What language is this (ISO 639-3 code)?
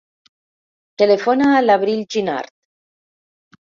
cat